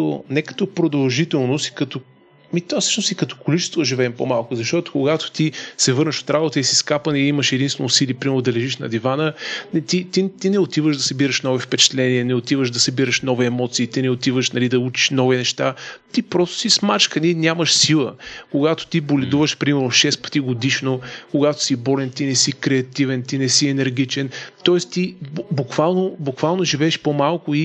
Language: Bulgarian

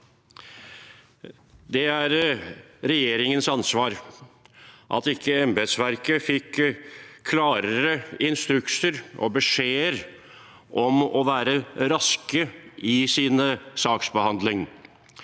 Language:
Norwegian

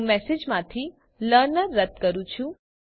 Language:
Gujarati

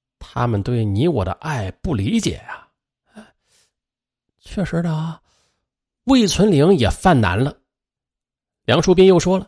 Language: Chinese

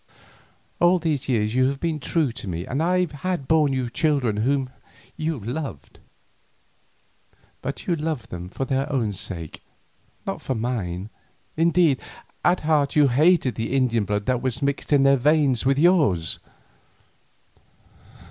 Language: English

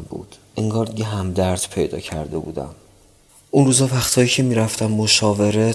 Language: Persian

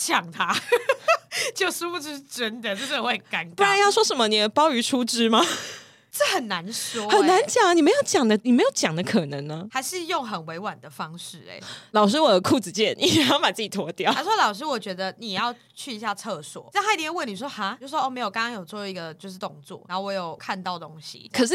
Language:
Chinese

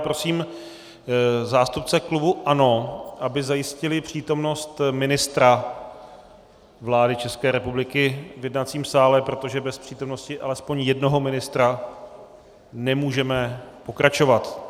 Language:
Czech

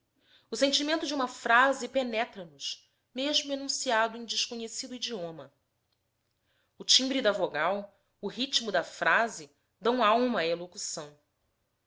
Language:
Portuguese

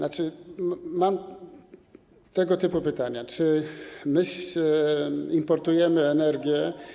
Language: Polish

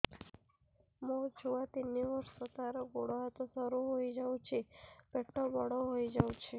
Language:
Odia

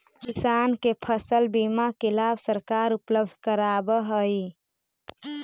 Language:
Magahi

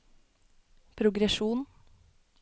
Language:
Norwegian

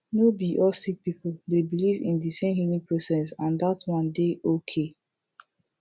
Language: Nigerian Pidgin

